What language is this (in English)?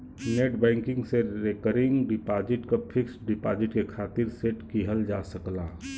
Bhojpuri